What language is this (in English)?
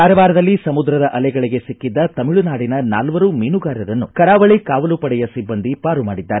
Kannada